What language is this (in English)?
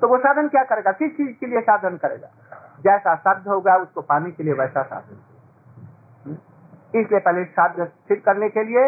Hindi